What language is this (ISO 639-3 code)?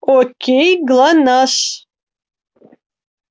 rus